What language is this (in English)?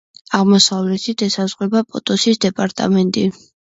Georgian